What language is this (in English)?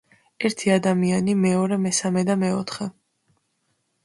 Georgian